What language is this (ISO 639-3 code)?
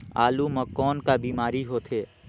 hne